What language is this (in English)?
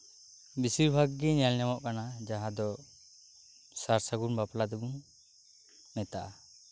Santali